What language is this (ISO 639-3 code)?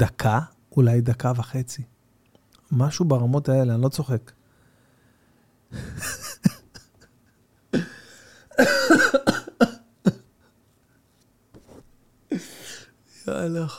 heb